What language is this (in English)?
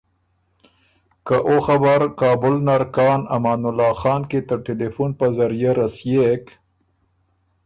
Ormuri